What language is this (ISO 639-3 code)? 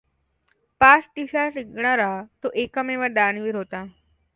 mar